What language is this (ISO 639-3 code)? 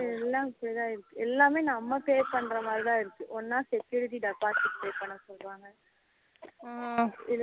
tam